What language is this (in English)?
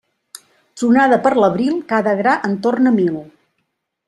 Catalan